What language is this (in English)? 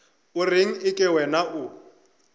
Northern Sotho